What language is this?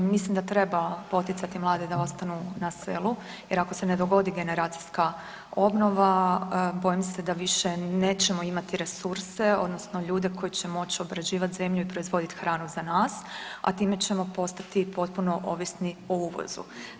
Croatian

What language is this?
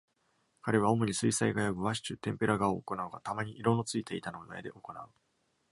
Japanese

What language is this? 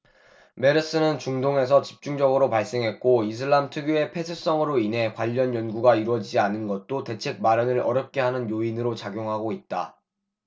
Korean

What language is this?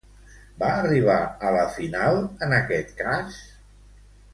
Catalan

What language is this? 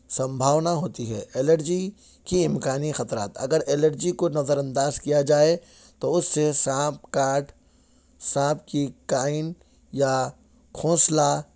Urdu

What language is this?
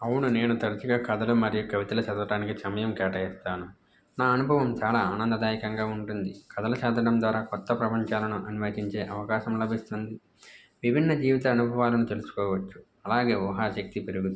Telugu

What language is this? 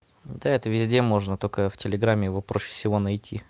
Russian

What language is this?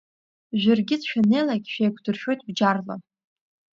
Abkhazian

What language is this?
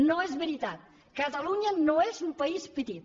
Catalan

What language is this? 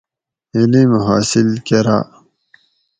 Gawri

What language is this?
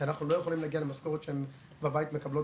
Hebrew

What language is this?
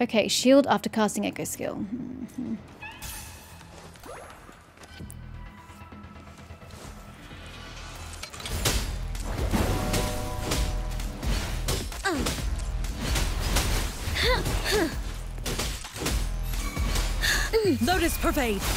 English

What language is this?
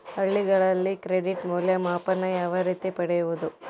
Kannada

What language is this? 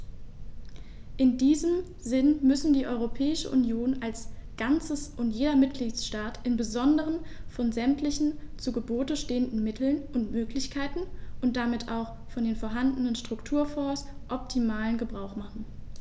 German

